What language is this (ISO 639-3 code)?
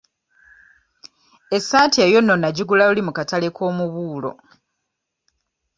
lug